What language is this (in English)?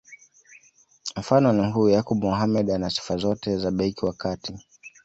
Swahili